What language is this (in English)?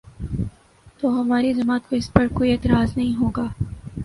Urdu